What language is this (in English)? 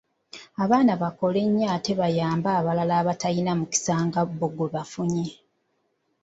Ganda